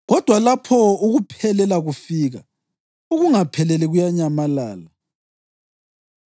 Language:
North Ndebele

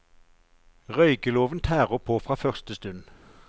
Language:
Norwegian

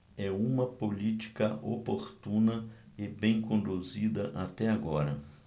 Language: Portuguese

